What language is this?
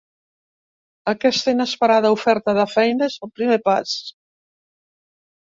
Catalan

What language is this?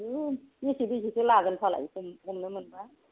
Bodo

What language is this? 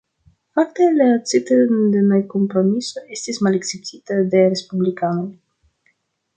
Esperanto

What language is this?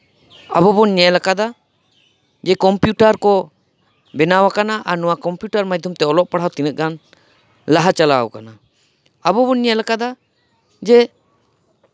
Santali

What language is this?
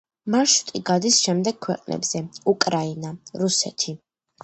Georgian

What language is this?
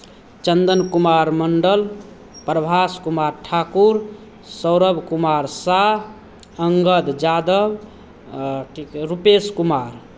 Maithili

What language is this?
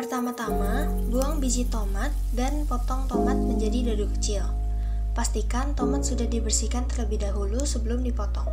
Indonesian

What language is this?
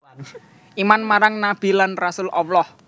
Javanese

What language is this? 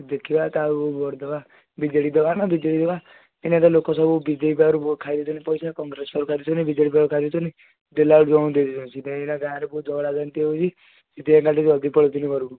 Odia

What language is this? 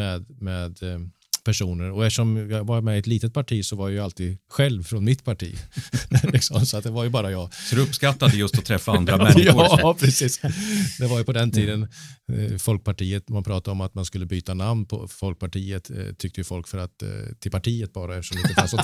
Swedish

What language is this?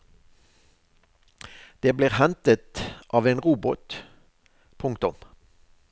Norwegian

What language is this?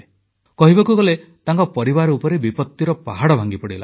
Odia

